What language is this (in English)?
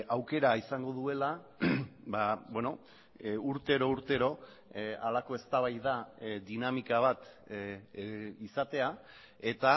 Basque